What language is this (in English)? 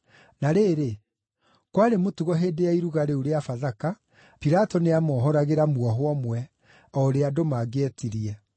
Kikuyu